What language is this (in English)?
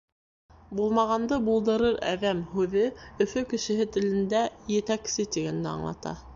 Bashkir